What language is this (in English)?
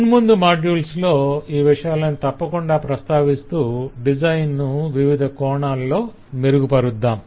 Telugu